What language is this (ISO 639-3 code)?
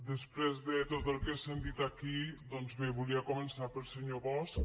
cat